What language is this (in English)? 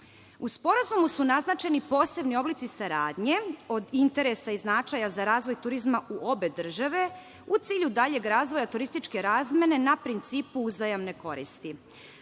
Serbian